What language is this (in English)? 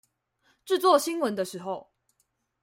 Chinese